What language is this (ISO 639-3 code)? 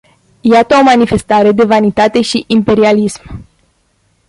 ron